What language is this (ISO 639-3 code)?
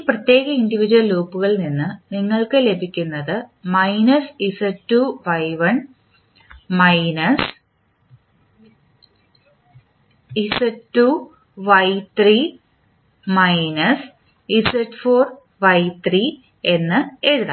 mal